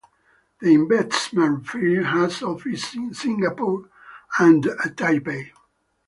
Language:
English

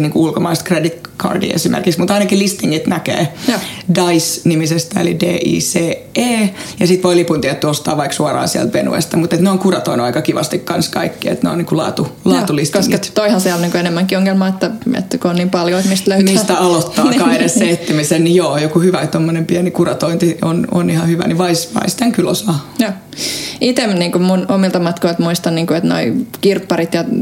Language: Finnish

